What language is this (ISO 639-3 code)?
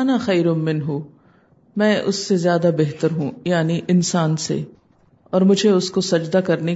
urd